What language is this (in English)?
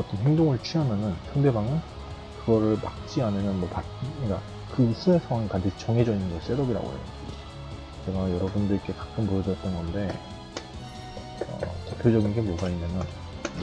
Korean